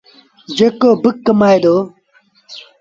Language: Sindhi Bhil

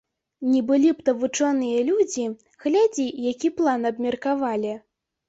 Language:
Belarusian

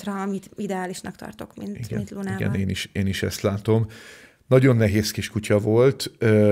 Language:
Hungarian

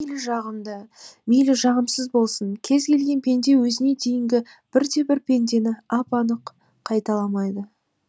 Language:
Kazakh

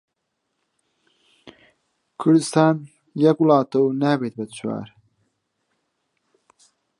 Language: Central Kurdish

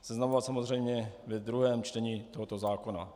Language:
Czech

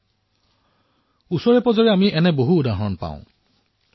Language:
Assamese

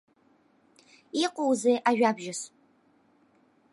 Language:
Abkhazian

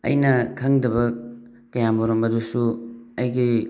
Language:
Manipuri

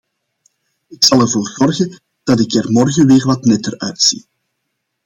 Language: Dutch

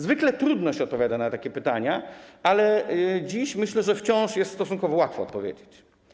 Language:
Polish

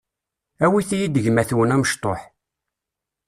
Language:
Kabyle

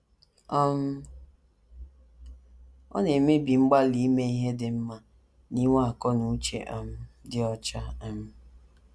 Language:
Igbo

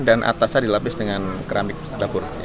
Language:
Indonesian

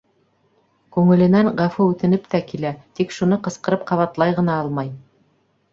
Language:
Bashkir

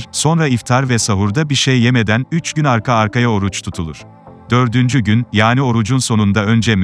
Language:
Turkish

